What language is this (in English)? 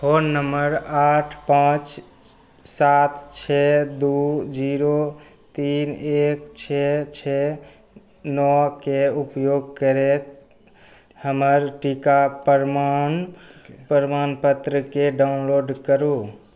Maithili